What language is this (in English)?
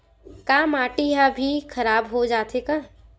Chhattisgarhi